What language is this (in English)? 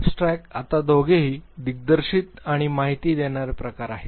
Marathi